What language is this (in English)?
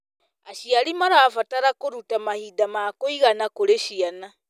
Kikuyu